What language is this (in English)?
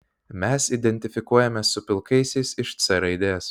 Lithuanian